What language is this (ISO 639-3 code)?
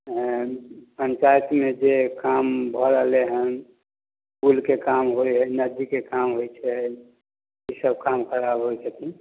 mai